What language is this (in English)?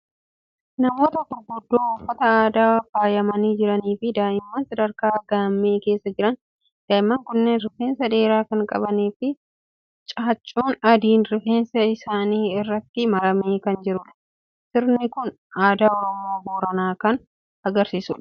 Oromo